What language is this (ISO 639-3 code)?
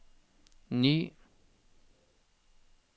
nor